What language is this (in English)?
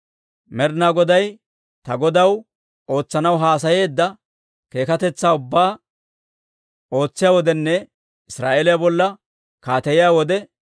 Dawro